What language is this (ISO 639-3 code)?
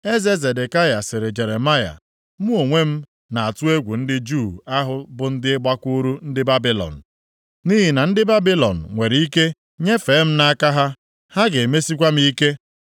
ibo